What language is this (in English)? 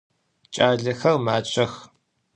Adyghe